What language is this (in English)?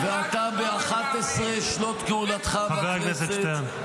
Hebrew